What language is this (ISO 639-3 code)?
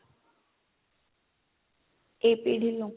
pan